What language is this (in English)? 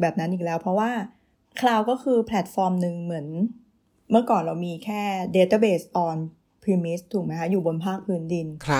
Thai